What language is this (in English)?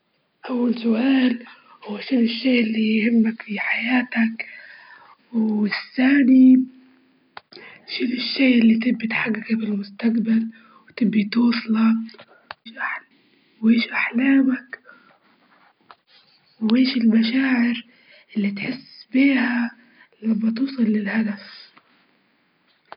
Libyan Arabic